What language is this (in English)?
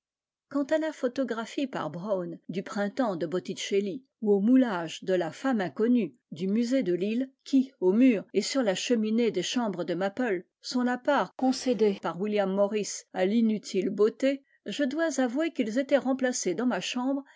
French